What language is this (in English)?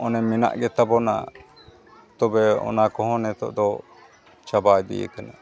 Santali